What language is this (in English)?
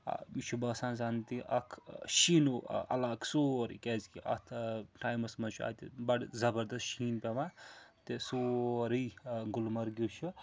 Kashmiri